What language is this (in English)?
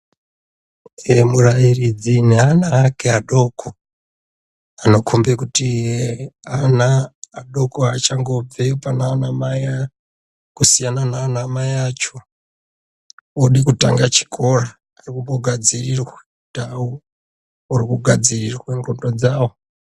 Ndau